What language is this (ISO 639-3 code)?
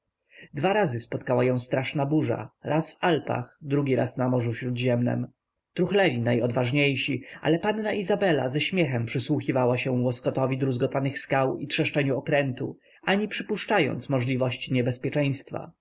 pol